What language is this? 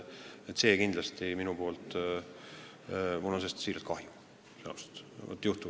Estonian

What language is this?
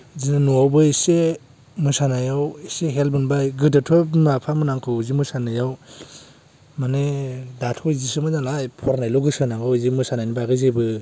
Bodo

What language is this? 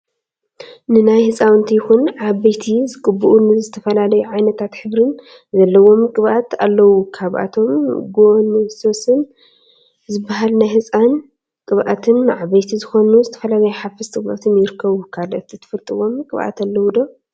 Tigrinya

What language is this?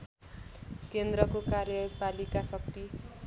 Nepali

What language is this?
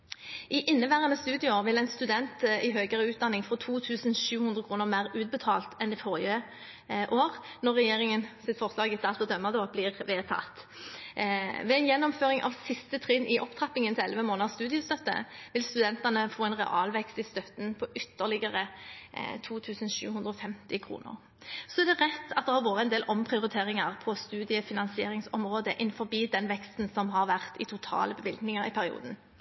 Norwegian Bokmål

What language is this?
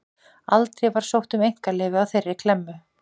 Icelandic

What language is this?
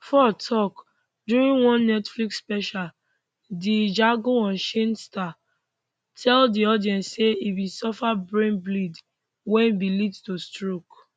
Nigerian Pidgin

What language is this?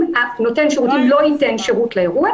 Hebrew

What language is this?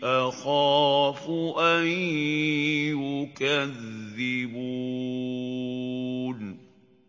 Arabic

